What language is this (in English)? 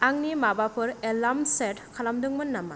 Bodo